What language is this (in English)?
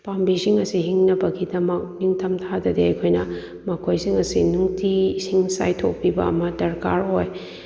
Manipuri